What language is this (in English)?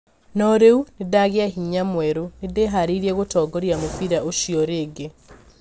Kikuyu